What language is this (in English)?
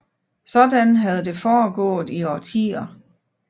Danish